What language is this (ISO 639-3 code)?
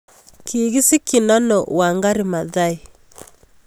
kln